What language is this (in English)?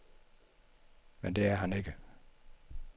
Danish